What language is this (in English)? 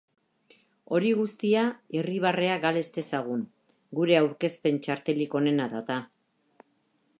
Basque